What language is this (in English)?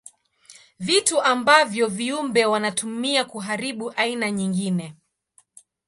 Swahili